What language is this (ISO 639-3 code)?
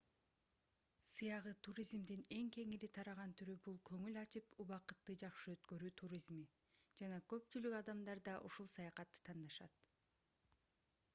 kir